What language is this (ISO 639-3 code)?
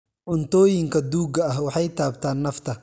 som